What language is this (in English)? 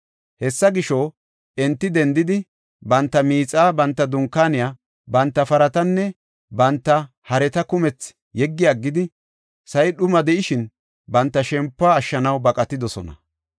Gofa